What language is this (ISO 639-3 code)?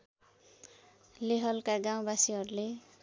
nep